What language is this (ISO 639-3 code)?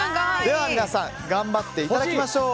jpn